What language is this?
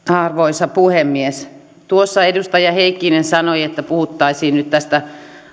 Finnish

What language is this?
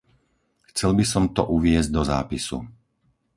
Slovak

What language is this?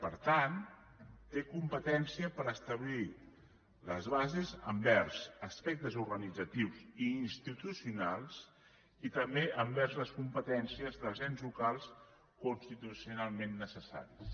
Catalan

